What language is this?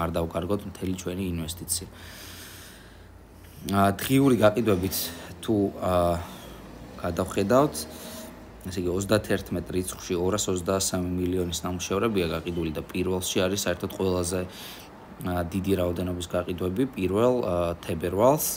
Romanian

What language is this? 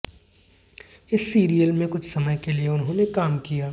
Hindi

